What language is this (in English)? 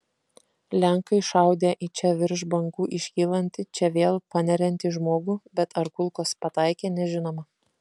Lithuanian